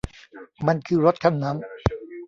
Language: Thai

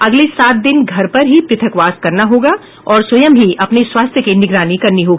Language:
Hindi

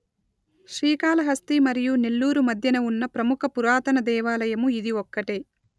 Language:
Telugu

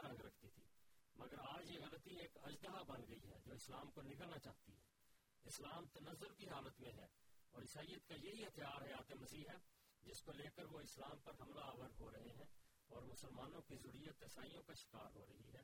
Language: Urdu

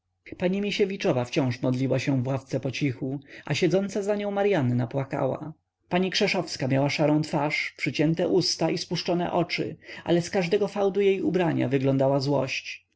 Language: Polish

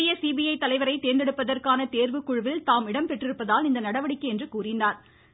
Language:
Tamil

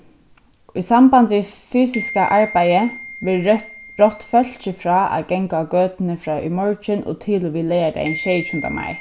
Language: Faroese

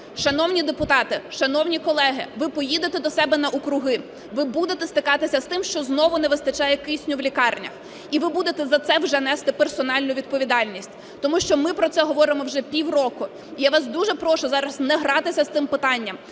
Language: Ukrainian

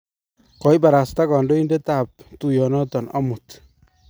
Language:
Kalenjin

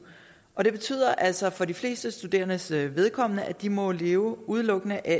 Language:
Danish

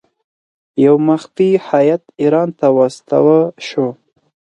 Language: Pashto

